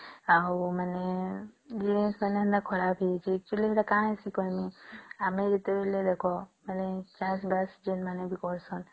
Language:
Odia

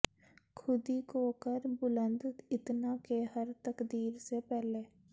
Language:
Punjabi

